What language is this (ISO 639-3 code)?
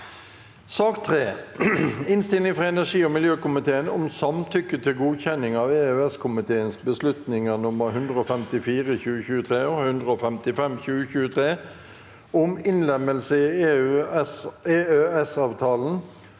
nor